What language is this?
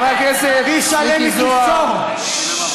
Hebrew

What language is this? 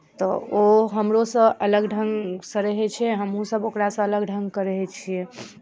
Maithili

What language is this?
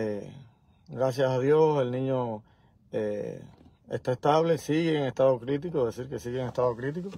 Spanish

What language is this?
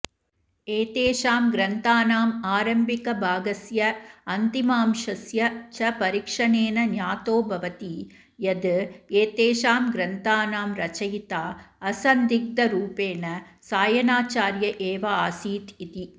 Sanskrit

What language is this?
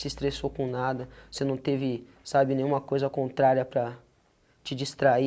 Portuguese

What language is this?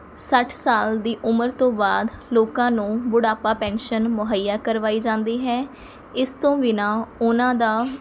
Punjabi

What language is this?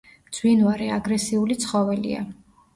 Georgian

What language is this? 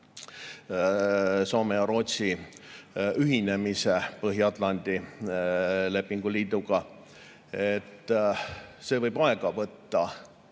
Estonian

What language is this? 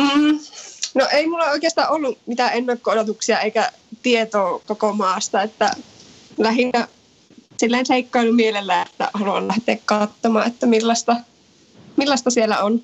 Finnish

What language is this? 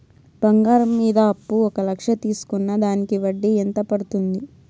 Telugu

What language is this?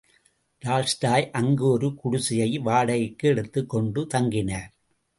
Tamil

